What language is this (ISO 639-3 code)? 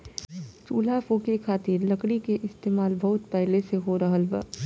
bho